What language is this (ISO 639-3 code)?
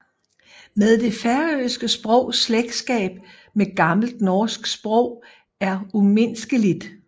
dan